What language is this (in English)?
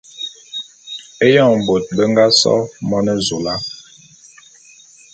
Bulu